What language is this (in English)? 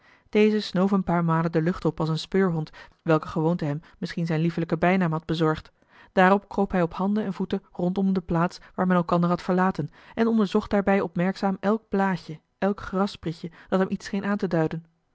Dutch